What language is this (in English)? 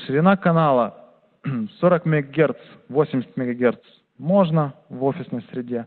Russian